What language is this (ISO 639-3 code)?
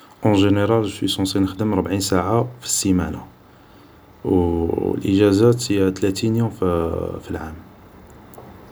arq